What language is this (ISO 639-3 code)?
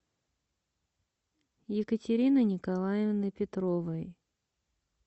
rus